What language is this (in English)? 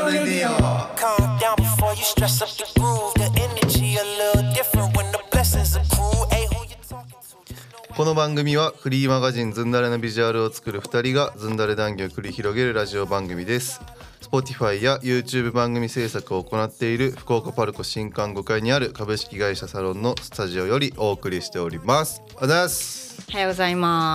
Japanese